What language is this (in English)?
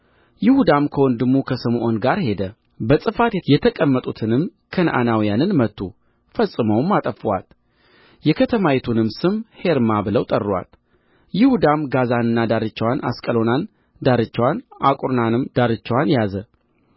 Amharic